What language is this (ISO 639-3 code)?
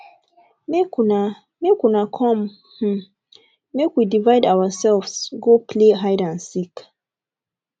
pcm